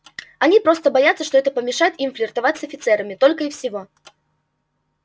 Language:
Russian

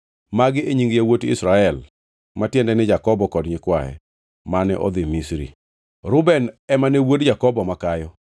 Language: Luo (Kenya and Tanzania)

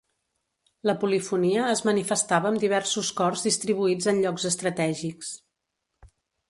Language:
Catalan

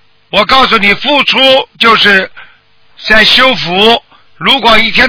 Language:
Chinese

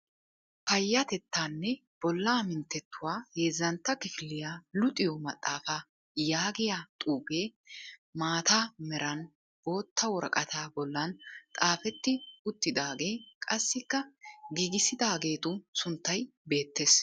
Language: Wolaytta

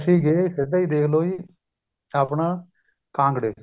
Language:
Punjabi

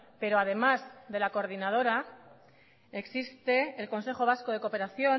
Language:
Spanish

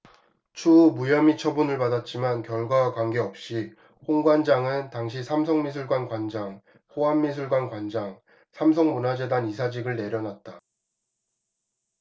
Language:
Korean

